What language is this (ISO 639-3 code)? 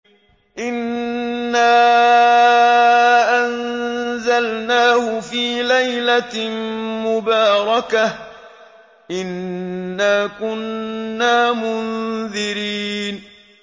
ara